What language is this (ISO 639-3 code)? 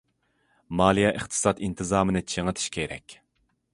uig